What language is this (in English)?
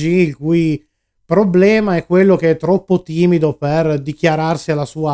Italian